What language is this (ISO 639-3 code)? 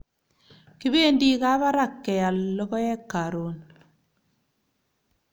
kln